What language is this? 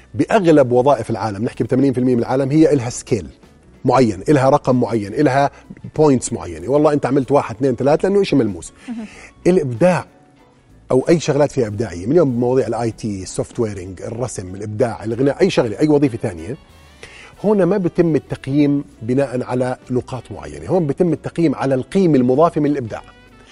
Arabic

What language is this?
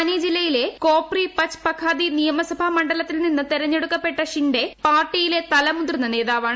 Malayalam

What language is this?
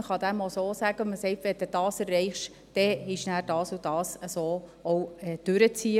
Swiss German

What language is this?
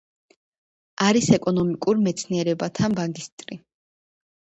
Georgian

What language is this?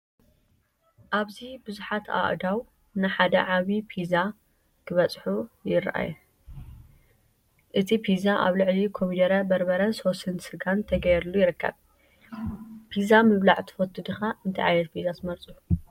Tigrinya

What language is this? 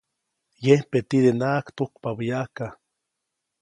Copainalá Zoque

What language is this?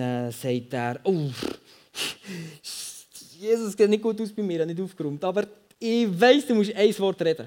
German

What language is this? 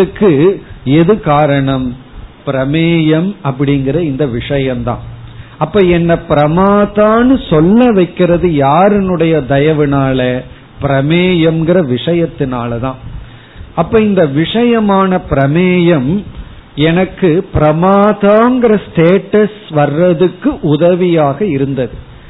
Tamil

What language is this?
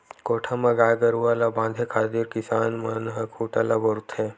Chhattisgarhi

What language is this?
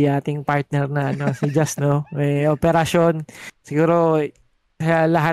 Filipino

